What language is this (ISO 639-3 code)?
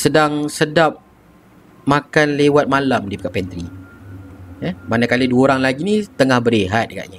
msa